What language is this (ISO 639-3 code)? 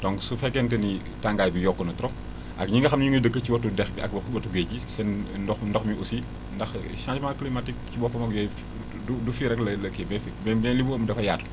wol